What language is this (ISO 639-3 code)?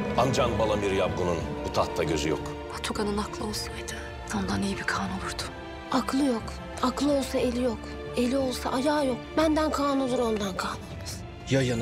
tur